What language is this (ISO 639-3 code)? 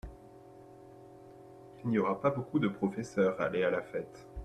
fra